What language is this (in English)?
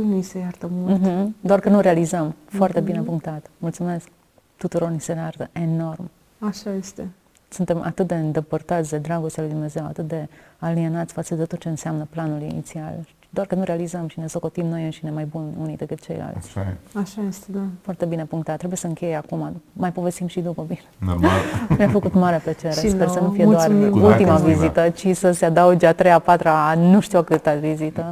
Romanian